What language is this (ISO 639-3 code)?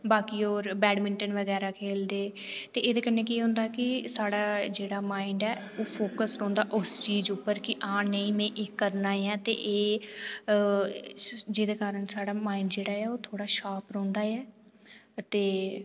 doi